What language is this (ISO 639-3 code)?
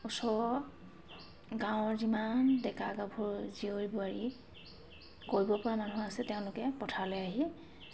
asm